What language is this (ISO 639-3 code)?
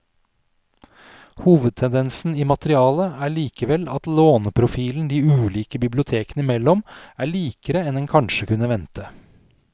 nor